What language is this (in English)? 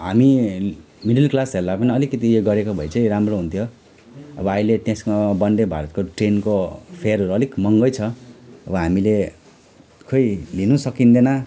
Nepali